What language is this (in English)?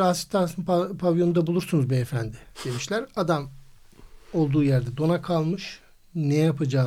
Turkish